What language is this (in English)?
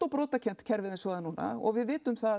Icelandic